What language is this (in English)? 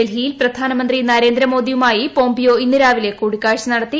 Malayalam